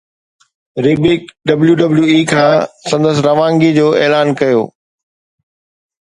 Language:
Sindhi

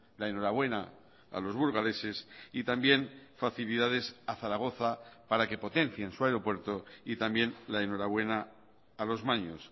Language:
Spanish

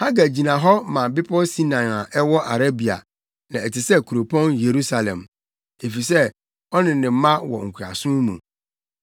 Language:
Akan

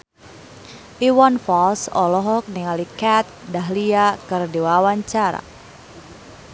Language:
Sundanese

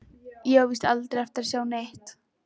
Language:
Icelandic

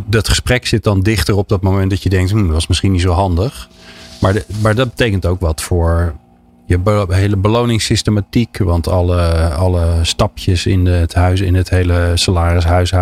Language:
Dutch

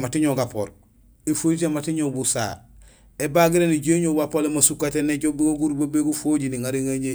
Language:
Gusilay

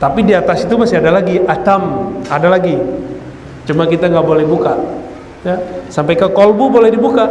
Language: Indonesian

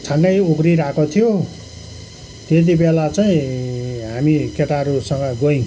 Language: Nepali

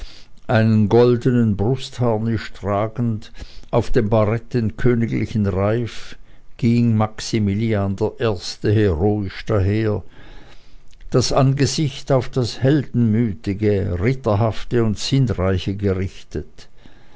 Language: German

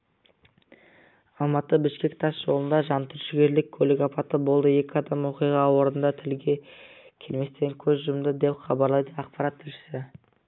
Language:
Kazakh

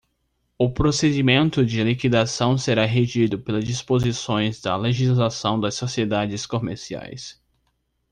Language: Portuguese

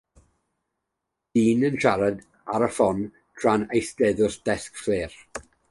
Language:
Welsh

